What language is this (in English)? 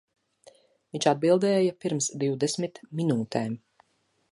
Latvian